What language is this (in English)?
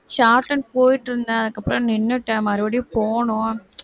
Tamil